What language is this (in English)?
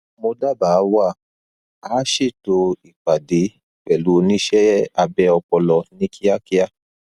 Yoruba